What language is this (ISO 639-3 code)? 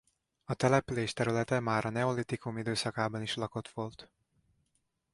hun